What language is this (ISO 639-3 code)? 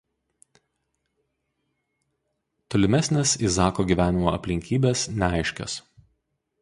lit